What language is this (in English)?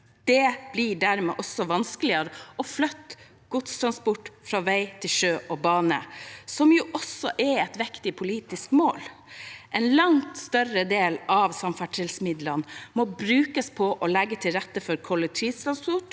Norwegian